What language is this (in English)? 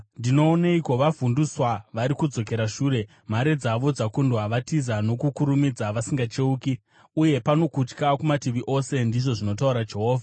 Shona